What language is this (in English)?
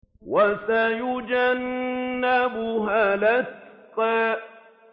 Arabic